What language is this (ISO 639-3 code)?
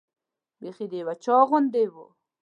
pus